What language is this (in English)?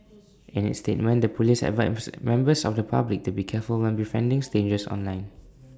English